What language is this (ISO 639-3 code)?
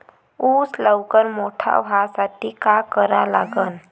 mar